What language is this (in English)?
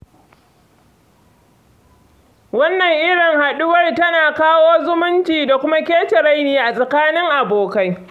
Hausa